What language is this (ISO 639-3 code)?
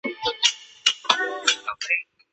zho